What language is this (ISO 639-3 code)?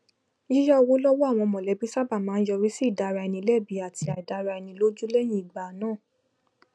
yor